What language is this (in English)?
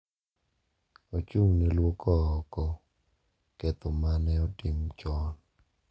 Luo (Kenya and Tanzania)